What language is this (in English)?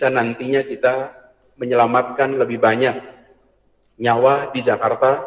Indonesian